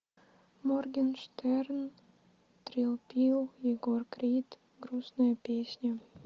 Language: Russian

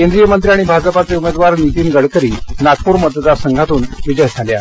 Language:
Marathi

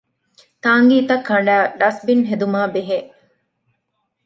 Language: Divehi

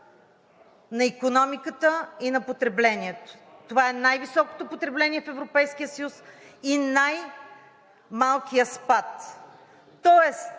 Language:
Bulgarian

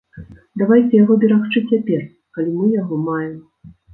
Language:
Belarusian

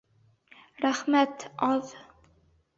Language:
Bashkir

